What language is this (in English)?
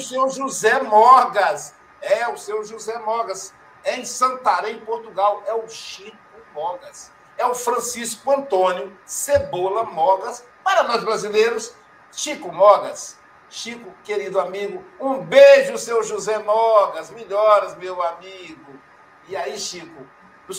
Portuguese